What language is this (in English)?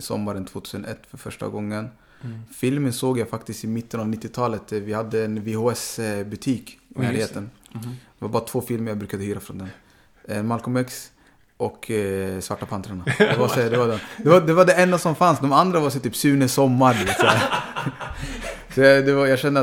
Swedish